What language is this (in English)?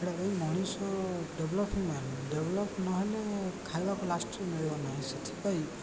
Odia